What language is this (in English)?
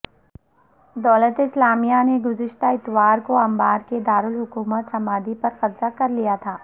Urdu